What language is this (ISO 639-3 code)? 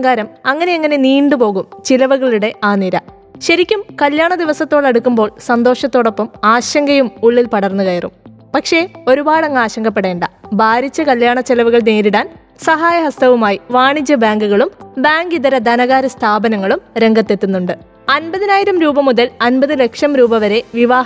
mal